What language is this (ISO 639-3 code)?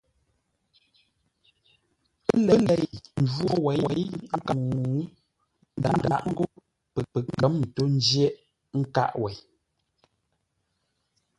nla